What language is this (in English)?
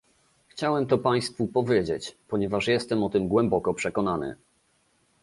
Polish